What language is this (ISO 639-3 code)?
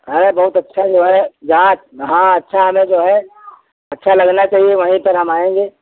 hin